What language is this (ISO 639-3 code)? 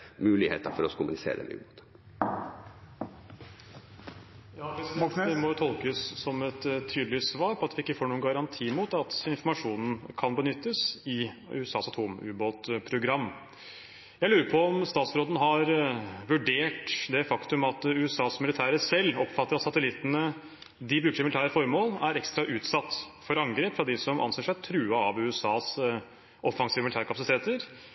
nob